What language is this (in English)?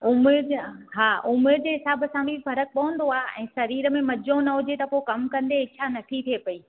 Sindhi